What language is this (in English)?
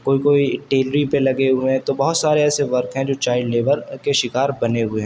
Urdu